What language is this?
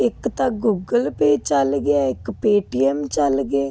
Punjabi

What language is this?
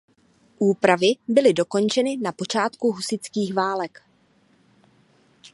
Czech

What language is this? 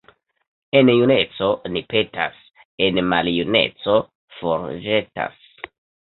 Esperanto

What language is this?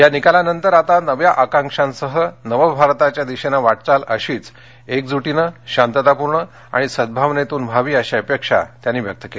Marathi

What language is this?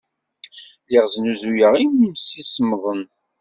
Kabyle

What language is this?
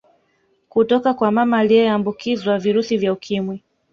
Swahili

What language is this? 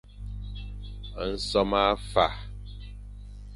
Fang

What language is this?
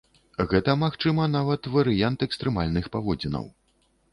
Belarusian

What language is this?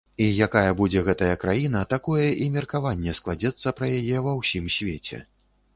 Belarusian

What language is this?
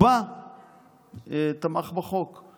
Hebrew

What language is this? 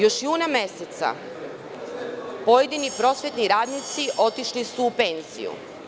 Serbian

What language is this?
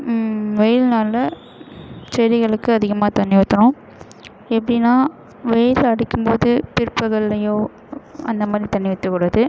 Tamil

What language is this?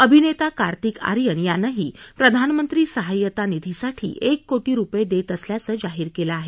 Marathi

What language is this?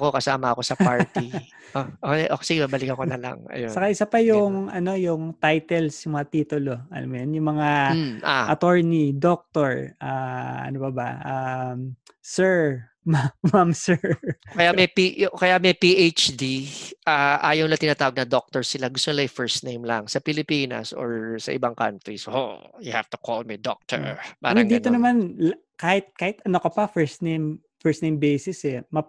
Filipino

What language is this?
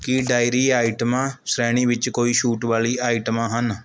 Punjabi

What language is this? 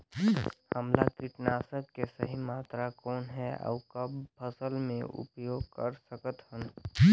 Chhattisgarhi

